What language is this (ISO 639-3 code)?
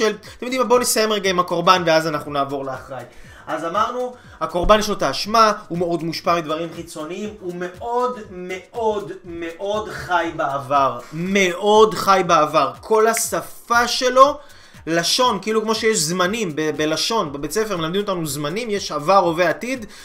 heb